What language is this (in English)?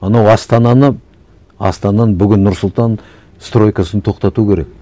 Kazakh